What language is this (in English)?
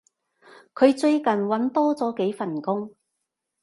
Cantonese